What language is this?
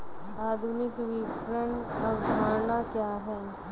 Hindi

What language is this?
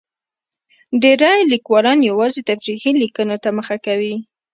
Pashto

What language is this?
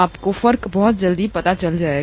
Hindi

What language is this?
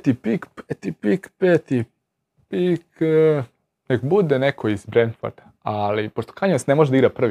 Croatian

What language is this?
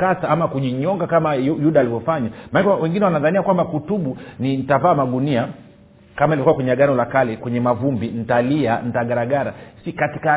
Swahili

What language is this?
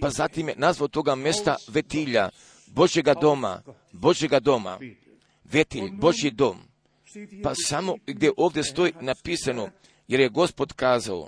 Croatian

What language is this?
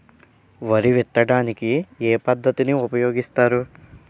Telugu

